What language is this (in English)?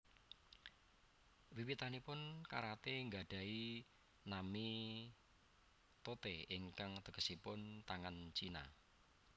Javanese